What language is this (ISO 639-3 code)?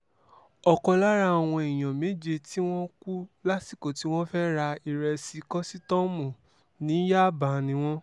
yor